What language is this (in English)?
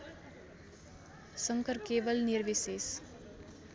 Nepali